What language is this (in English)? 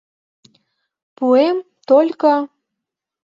Mari